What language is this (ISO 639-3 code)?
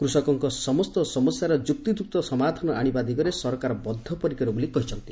ori